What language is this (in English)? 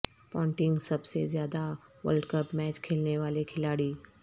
Urdu